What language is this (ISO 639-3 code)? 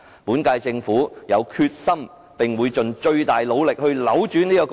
yue